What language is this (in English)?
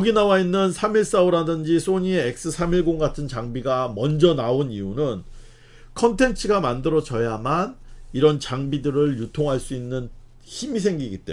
Korean